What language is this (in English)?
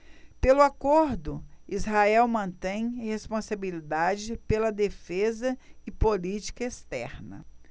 Portuguese